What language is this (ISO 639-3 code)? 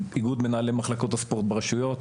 heb